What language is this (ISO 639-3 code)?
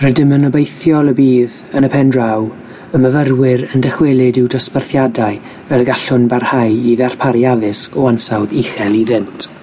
cym